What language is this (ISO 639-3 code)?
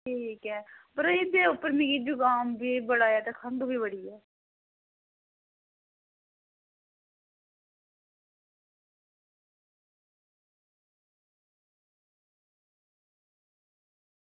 doi